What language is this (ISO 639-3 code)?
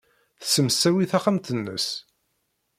kab